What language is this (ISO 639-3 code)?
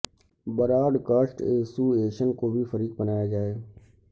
urd